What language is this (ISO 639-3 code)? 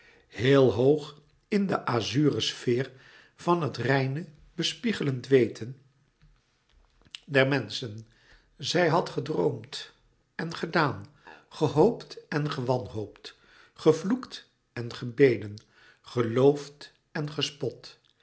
nld